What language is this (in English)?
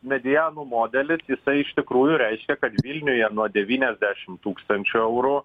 Lithuanian